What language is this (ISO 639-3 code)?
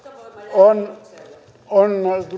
fin